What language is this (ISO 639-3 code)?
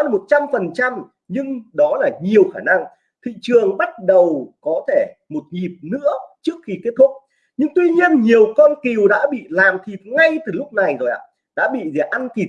vie